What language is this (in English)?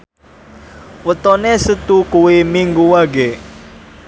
Javanese